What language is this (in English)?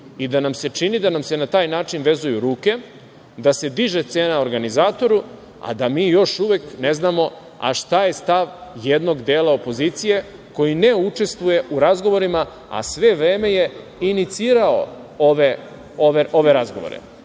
Serbian